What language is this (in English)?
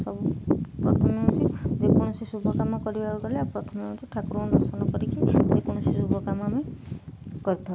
Odia